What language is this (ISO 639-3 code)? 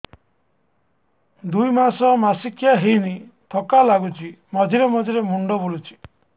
ori